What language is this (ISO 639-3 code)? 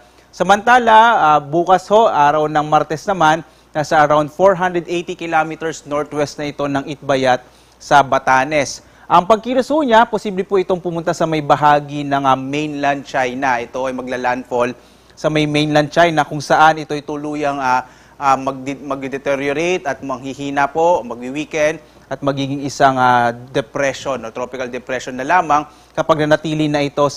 fil